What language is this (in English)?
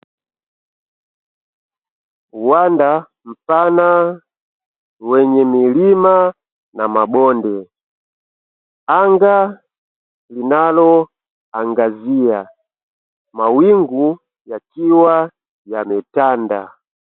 Swahili